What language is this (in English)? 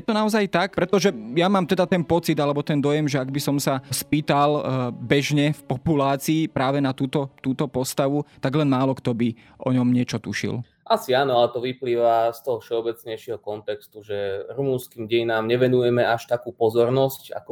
Slovak